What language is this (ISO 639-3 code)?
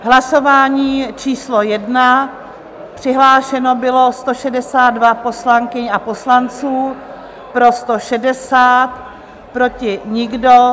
ces